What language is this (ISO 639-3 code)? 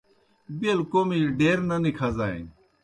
plk